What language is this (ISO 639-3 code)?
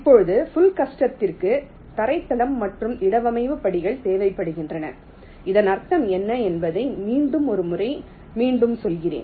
tam